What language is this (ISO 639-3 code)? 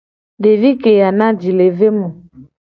gej